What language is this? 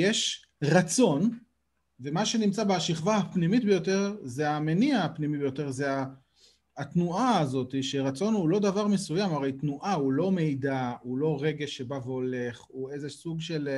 Hebrew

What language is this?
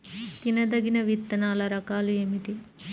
Telugu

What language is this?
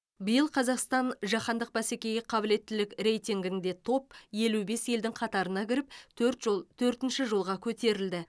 Kazakh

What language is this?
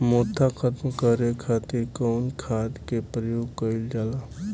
Bhojpuri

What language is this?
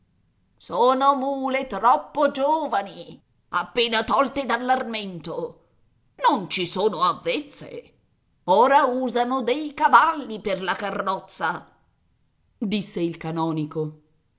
Italian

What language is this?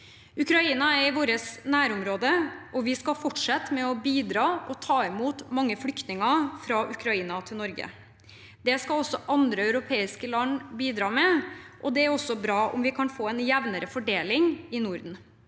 Norwegian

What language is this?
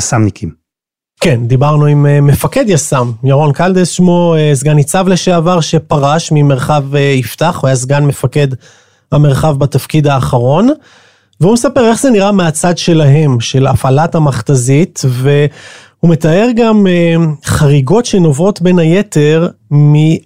Hebrew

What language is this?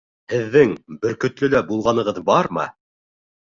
Bashkir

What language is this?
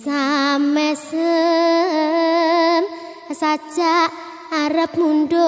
Indonesian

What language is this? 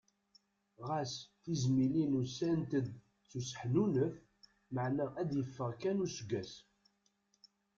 Kabyle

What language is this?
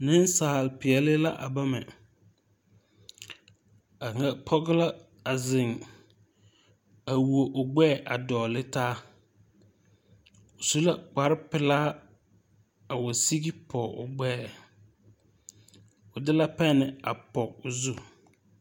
Southern Dagaare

